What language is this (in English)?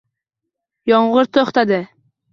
Uzbek